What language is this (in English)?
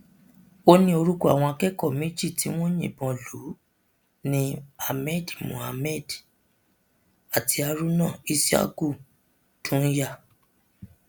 Yoruba